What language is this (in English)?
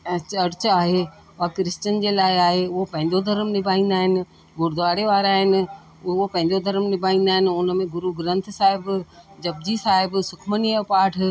Sindhi